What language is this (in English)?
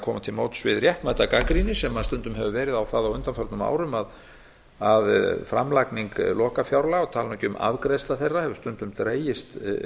Icelandic